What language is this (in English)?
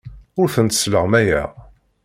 Kabyle